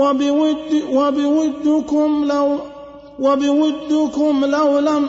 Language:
Arabic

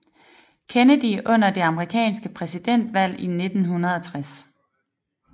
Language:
Danish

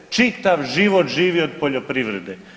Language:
Croatian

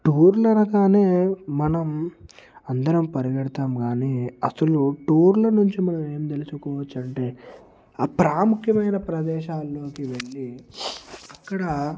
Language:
Telugu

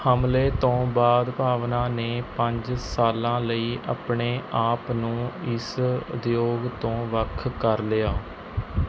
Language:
Punjabi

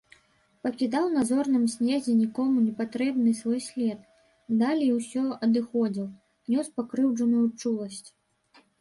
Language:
Belarusian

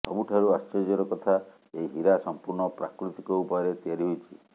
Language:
Odia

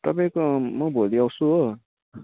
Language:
Nepali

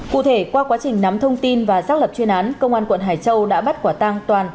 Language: Vietnamese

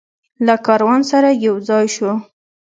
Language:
Pashto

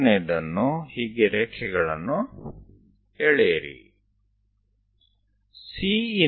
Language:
Gujarati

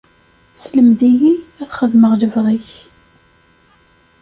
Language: Kabyle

